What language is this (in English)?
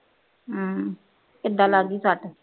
Punjabi